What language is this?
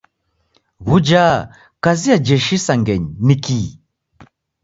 Taita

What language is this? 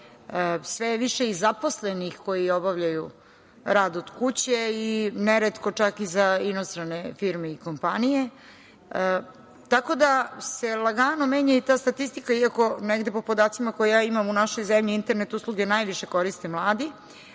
Serbian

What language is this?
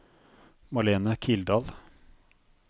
Norwegian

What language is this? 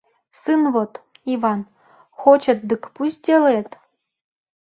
Mari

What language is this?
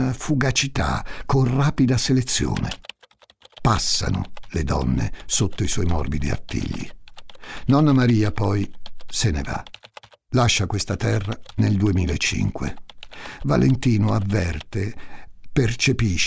Italian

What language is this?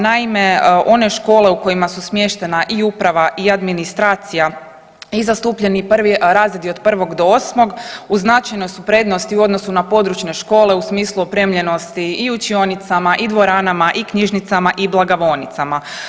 Croatian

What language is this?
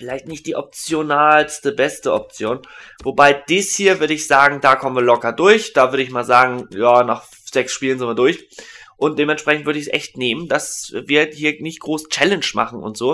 German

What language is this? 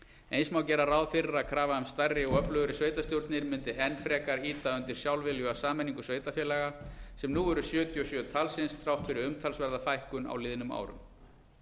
Icelandic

